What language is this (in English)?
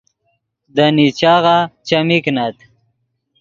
Yidgha